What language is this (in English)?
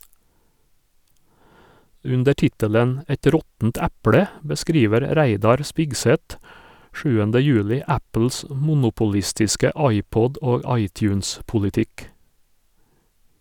Norwegian